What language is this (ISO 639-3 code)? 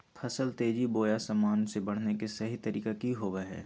mag